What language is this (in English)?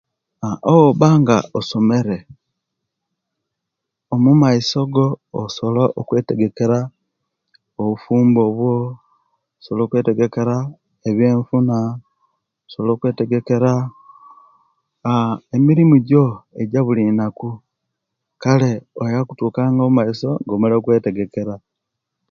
Kenyi